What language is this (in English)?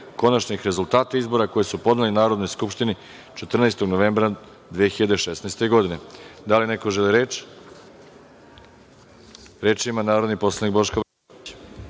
Serbian